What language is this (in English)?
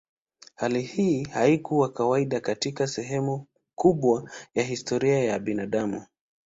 Swahili